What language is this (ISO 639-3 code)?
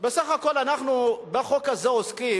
heb